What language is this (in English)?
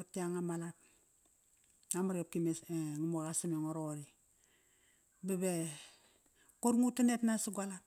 Kairak